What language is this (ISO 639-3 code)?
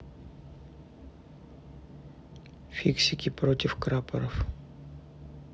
rus